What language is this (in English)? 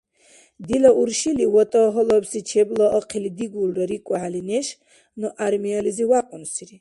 Dargwa